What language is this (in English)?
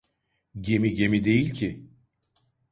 Turkish